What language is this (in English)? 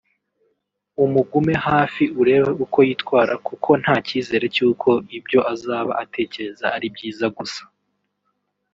Kinyarwanda